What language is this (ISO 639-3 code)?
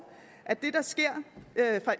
dan